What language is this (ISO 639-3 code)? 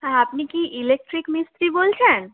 ben